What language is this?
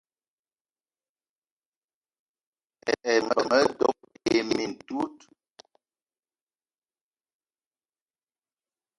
Eton (Cameroon)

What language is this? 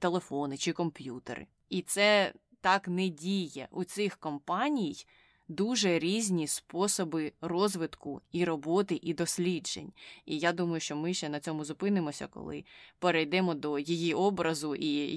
Ukrainian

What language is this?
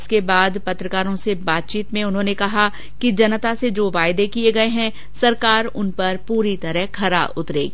Hindi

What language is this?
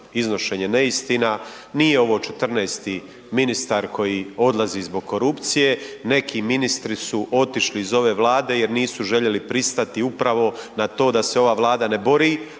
Croatian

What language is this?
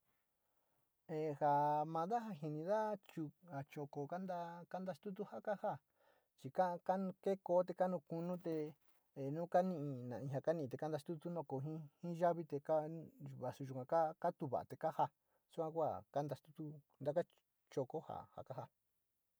Sinicahua Mixtec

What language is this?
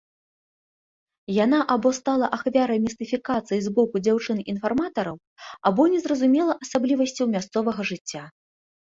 Belarusian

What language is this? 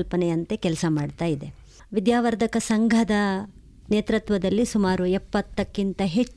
Kannada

